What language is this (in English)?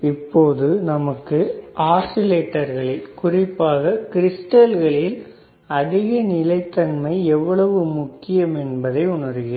Tamil